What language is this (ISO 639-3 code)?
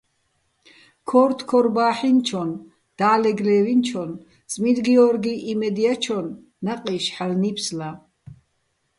bbl